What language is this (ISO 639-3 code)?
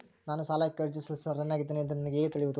kan